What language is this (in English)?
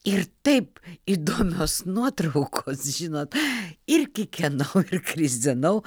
Lithuanian